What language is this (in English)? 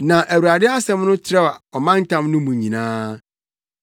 Akan